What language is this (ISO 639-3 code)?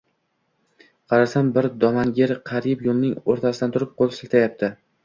uzb